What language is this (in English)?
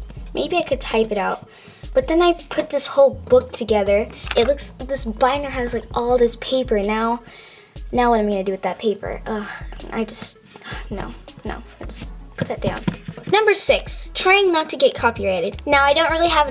English